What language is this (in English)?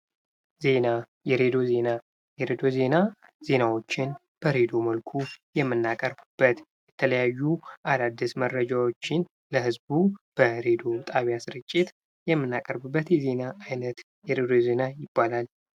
Amharic